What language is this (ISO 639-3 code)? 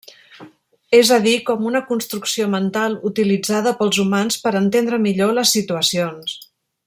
cat